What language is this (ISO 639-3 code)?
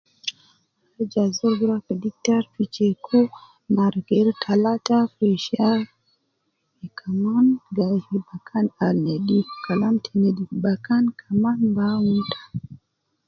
kcn